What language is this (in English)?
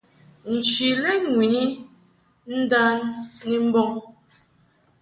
Mungaka